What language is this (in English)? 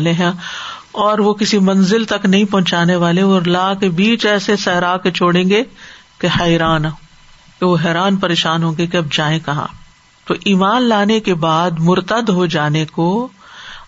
Urdu